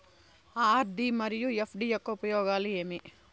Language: Telugu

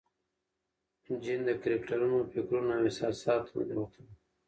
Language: Pashto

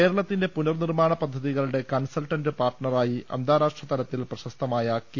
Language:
Malayalam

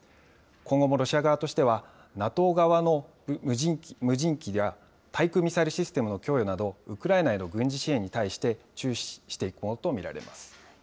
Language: Japanese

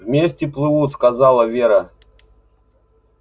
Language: Russian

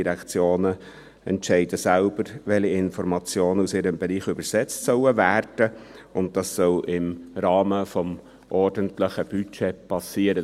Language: Swiss German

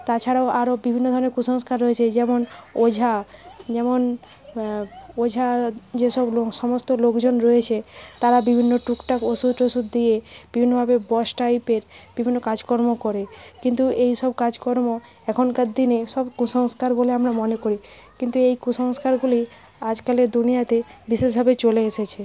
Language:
Bangla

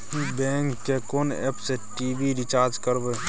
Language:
Maithili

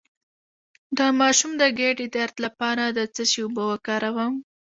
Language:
Pashto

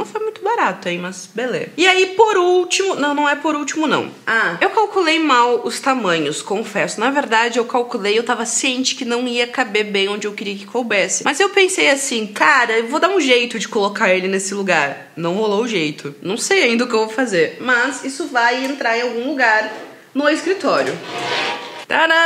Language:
Portuguese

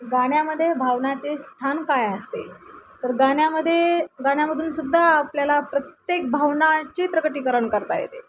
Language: Marathi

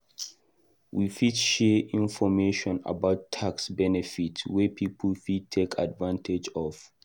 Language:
Nigerian Pidgin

